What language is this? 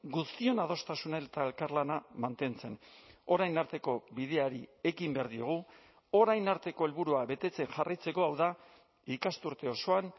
Basque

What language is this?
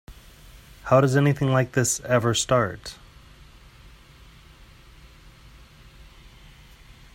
English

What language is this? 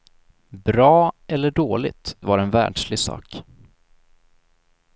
Swedish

